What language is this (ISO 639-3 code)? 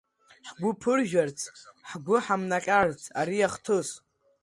abk